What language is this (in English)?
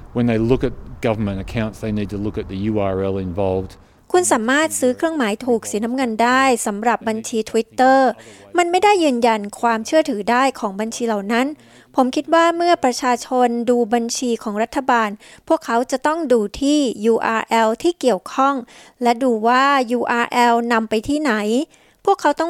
Thai